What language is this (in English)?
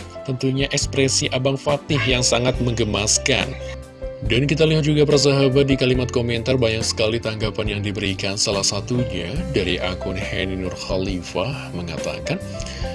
Indonesian